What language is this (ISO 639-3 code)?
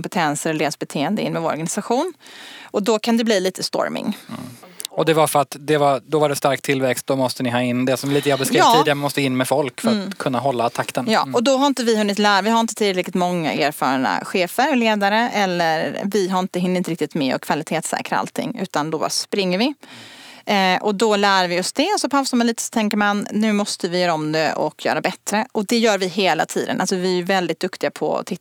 swe